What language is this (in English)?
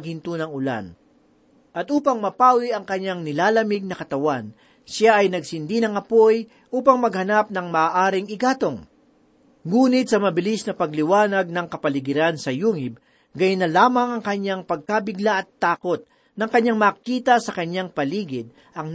Filipino